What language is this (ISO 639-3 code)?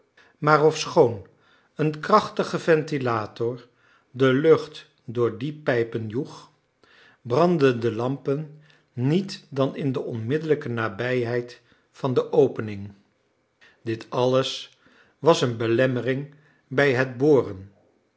nld